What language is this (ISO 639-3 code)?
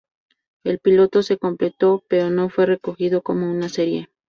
spa